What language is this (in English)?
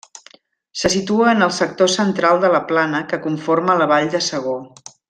Catalan